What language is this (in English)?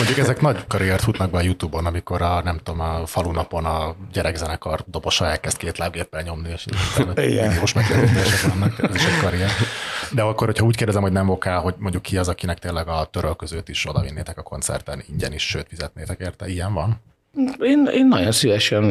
Hungarian